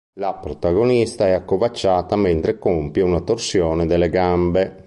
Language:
Italian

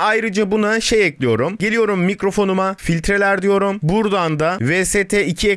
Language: Turkish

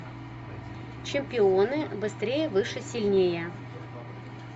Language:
Russian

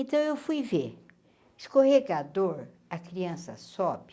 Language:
Portuguese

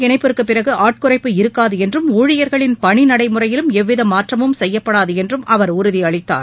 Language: Tamil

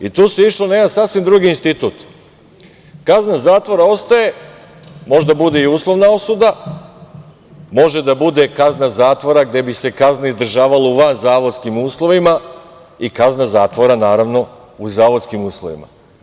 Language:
Serbian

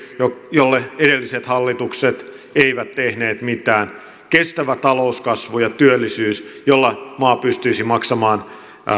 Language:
Finnish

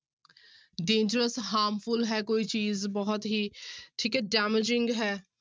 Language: Punjabi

